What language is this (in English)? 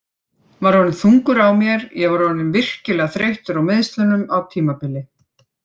Icelandic